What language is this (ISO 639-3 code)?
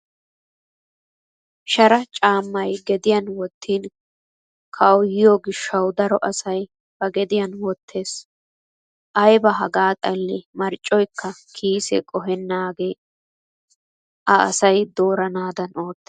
wal